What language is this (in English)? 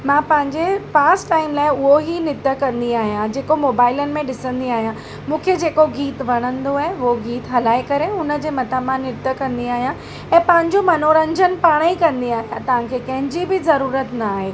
Sindhi